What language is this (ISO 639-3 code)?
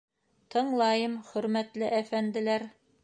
bak